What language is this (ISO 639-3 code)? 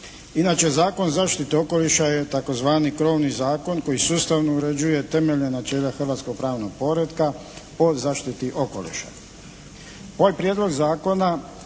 hrv